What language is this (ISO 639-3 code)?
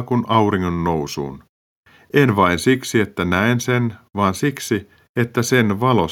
fin